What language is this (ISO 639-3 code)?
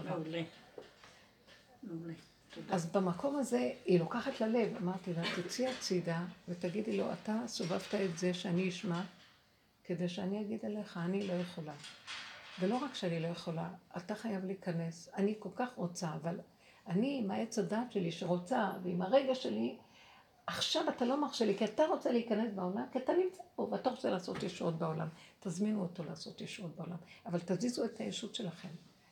heb